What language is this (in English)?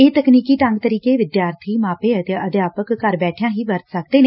Punjabi